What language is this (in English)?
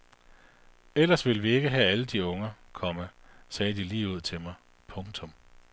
Danish